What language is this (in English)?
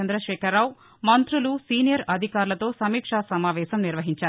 Telugu